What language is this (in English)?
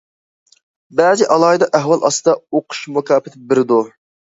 Uyghur